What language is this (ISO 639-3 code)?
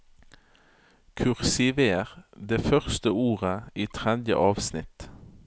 nor